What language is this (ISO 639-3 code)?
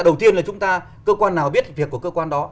vie